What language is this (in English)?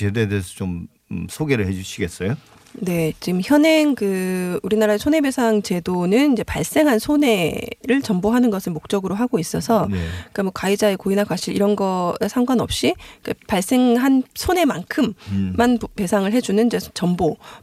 Korean